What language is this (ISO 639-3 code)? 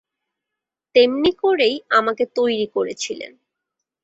ben